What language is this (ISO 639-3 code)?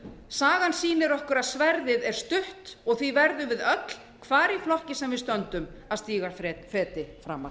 isl